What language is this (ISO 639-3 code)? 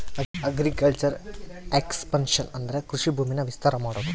kan